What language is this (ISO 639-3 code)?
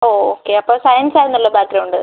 mal